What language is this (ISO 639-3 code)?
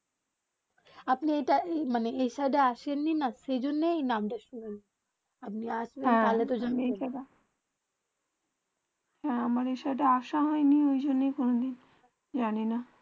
ben